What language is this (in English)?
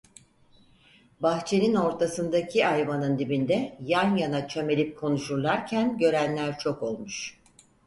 Turkish